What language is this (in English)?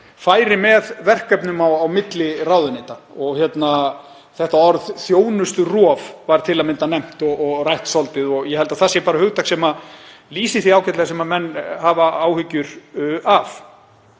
Icelandic